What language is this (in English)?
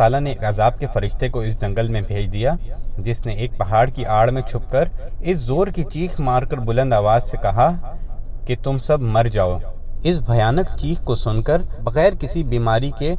Urdu